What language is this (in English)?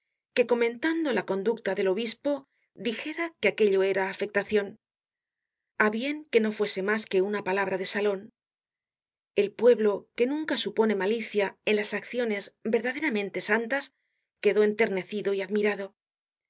Spanish